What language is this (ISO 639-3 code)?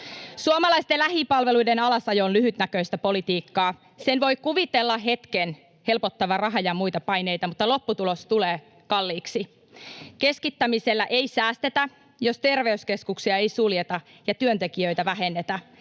fin